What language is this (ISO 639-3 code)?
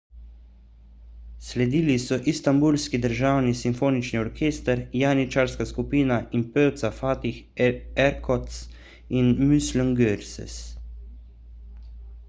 slv